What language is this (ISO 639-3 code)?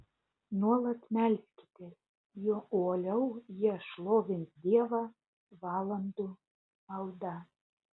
lit